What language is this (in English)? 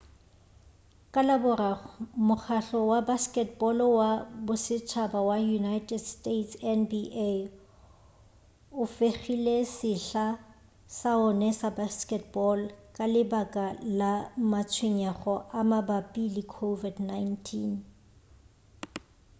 Northern Sotho